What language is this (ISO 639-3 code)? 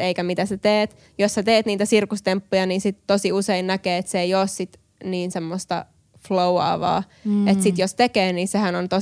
fin